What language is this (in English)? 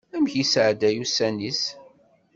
Kabyle